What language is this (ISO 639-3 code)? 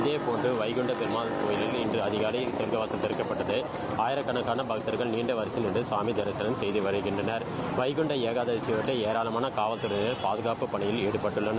tam